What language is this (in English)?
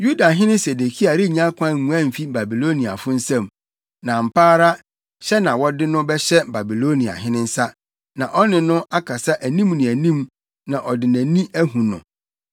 Akan